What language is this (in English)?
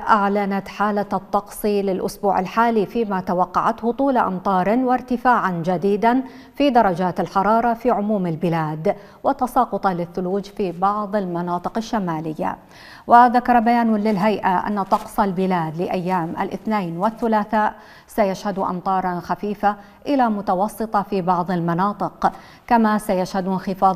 Arabic